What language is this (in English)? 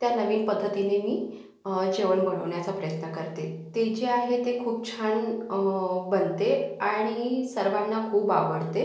Marathi